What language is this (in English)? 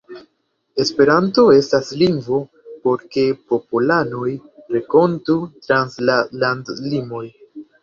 Esperanto